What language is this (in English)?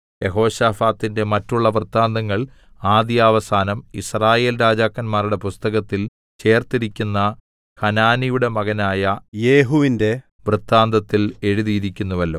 Malayalam